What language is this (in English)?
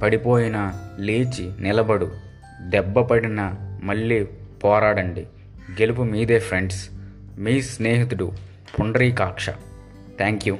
Telugu